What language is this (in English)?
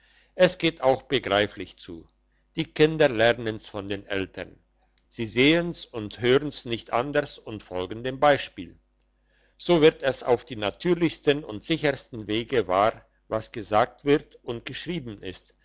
German